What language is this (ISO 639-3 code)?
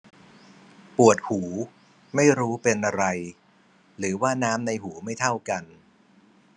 tha